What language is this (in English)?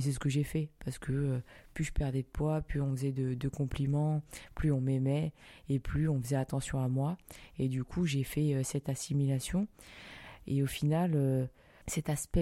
French